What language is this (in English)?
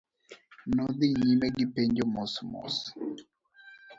Luo (Kenya and Tanzania)